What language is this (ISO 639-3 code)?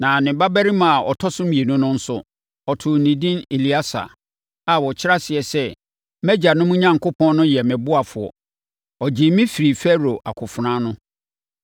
aka